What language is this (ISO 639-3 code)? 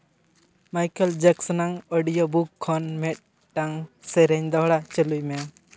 sat